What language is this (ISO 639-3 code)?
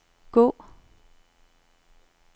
dan